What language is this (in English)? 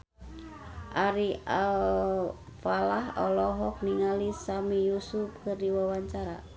Sundanese